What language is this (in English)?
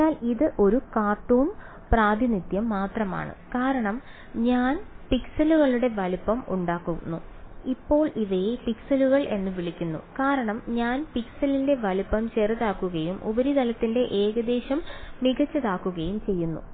Malayalam